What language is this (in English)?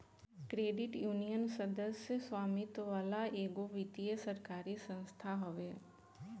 Bhojpuri